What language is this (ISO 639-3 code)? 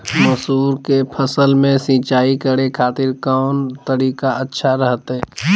mag